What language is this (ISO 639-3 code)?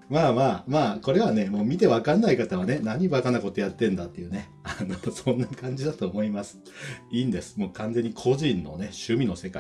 jpn